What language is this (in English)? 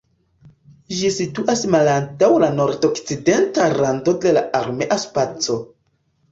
Esperanto